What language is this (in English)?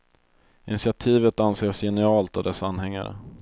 Swedish